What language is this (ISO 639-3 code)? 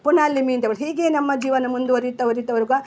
kan